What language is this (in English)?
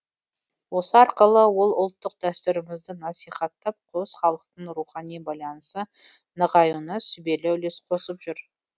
Kazakh